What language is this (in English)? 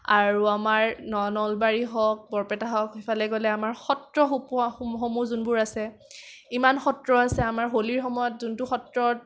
Assamese